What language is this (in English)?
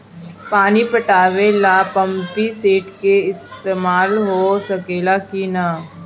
Bhojpuri